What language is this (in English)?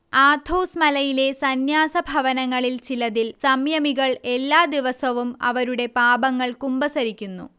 Malayalam